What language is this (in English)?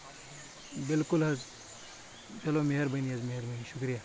Kashmiri